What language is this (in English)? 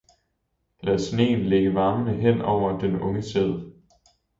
Danish